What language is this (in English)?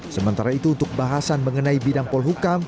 Indonesian